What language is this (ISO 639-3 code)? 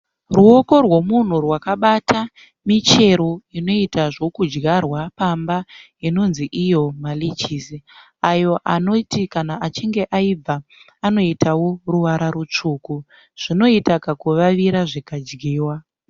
sna